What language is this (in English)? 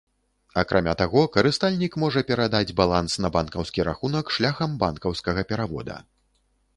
Belarusian